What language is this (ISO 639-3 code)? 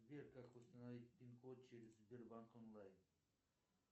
rus